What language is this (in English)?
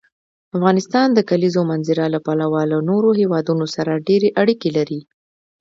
Pashto